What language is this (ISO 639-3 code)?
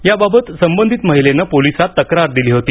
mar